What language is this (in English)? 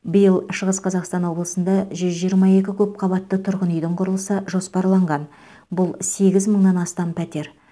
Kazakh